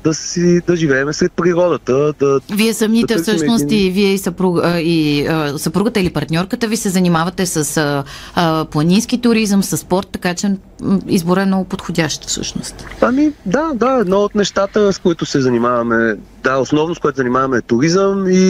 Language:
Bulgarian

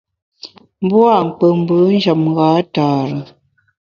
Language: Bamun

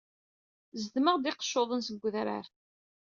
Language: Kabyle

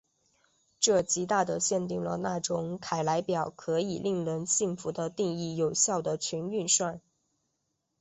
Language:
Chinese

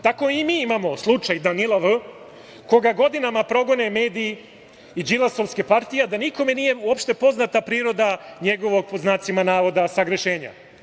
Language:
Serbian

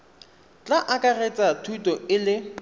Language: Tswana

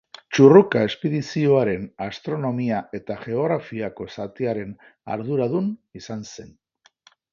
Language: Basque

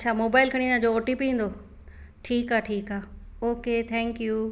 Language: Sindhi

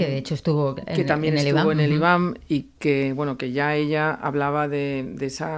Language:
Spanish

